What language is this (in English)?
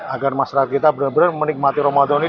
Indonesian